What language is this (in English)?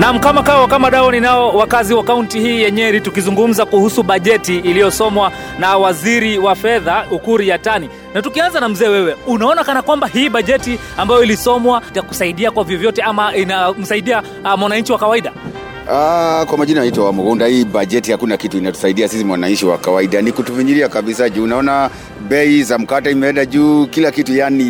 Swahili